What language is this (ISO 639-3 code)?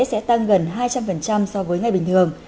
vie